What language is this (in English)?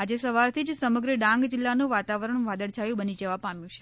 Gujarati